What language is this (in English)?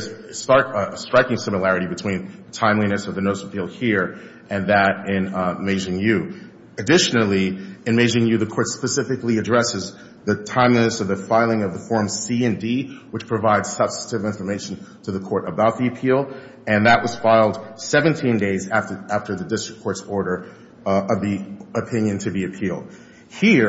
English